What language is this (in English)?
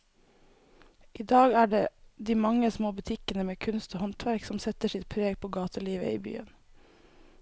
Norwegian